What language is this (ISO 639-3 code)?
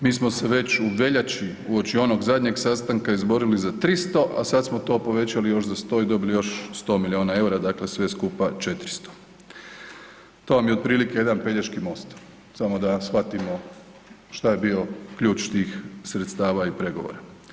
hrv